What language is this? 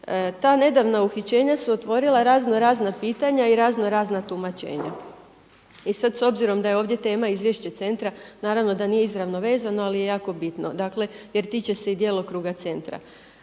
Croatian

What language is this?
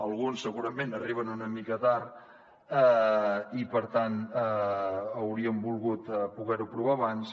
Catalan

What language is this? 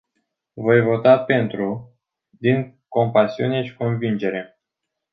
Romanian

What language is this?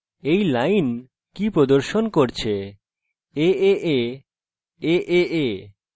Bangla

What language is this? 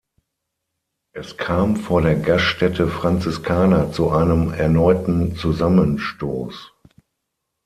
German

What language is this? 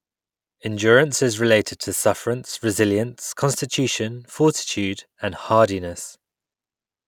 English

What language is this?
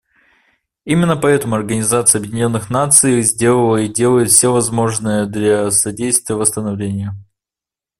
Russian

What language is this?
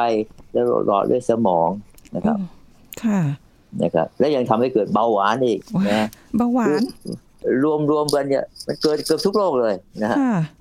Thai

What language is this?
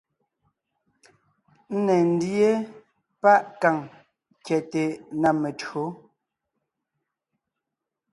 Ngiemboon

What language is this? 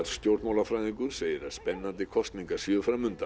Icelandic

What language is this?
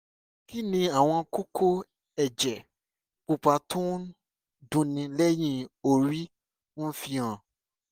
Yoruba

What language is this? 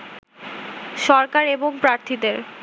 Bangla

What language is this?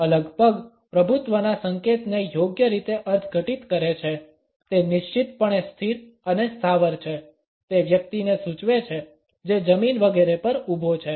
Gujarati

